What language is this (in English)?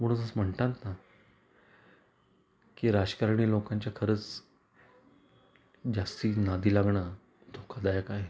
Marathi